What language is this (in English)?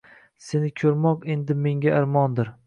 Uzbek